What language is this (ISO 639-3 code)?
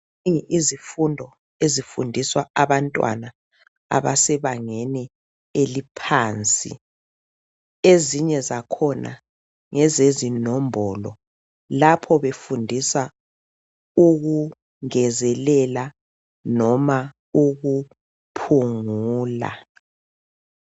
nde